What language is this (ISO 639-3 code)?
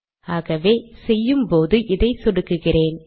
tam